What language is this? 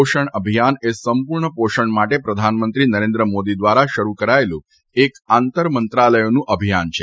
Gujarati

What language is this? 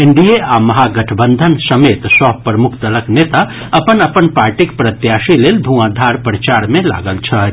Maithili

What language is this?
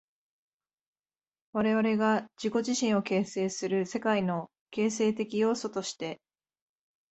Japanese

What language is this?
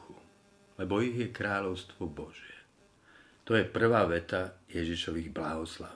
Slovak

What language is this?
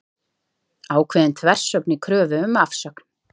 Icelandic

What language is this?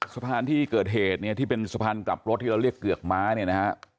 Thai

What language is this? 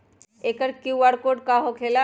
Magahi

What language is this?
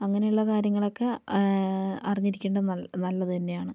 Malayalam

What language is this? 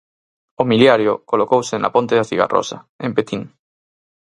Galician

